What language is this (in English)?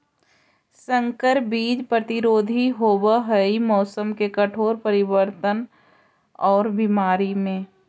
Magahi